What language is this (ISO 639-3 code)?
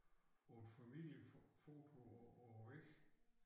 dan